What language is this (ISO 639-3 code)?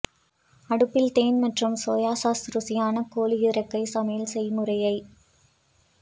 tam